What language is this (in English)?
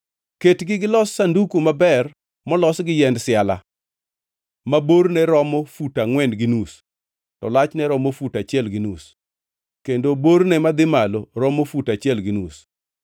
Luo (Kenya and Tanzania)